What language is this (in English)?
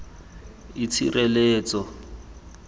Tswana